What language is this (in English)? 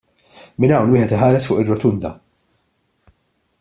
Maltese